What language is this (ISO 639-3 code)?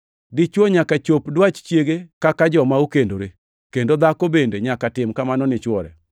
luo